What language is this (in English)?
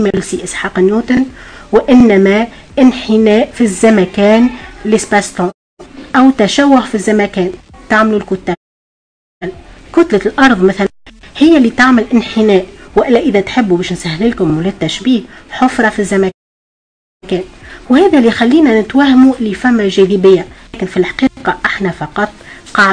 Arabic